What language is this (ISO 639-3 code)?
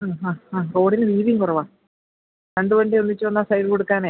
mal